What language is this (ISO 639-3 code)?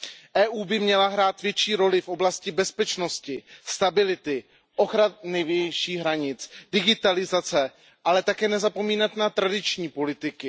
ces